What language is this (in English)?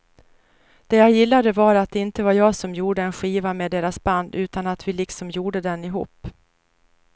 Swedish